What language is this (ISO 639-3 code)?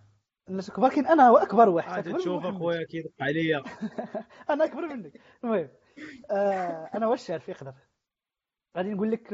ara